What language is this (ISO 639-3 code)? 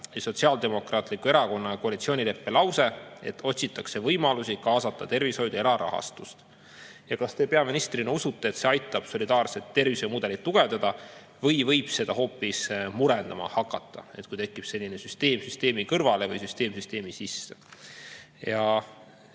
est